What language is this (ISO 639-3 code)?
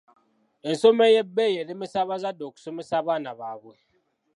lug